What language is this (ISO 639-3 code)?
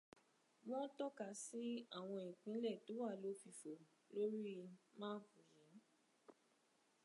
yor